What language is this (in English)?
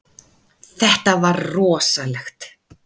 Icelandic